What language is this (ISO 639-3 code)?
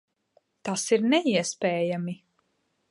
lav